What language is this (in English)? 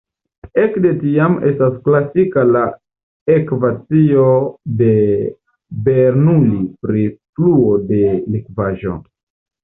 Esperanto